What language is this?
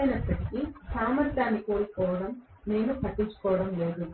Telugu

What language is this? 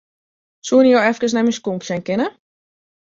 Western Frisian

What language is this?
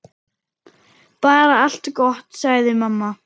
Icelandic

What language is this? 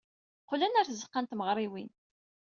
Kabyle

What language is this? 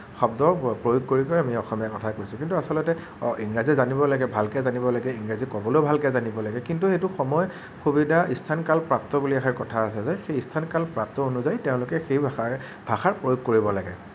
Assamese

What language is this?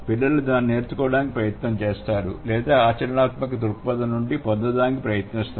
Telugu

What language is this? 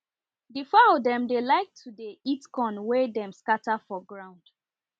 Nigerian Pidgin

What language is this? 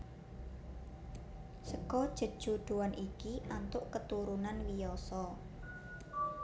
Javanese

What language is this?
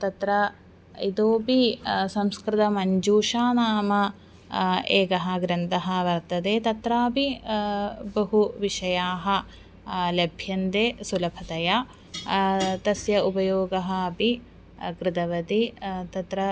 Sanskrit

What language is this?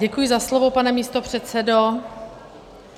Czech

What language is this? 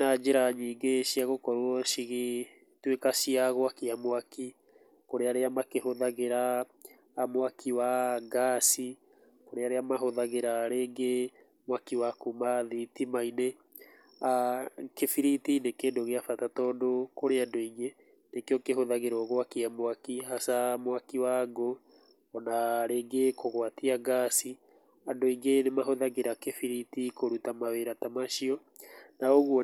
Kikuyu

